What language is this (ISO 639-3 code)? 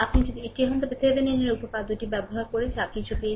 ben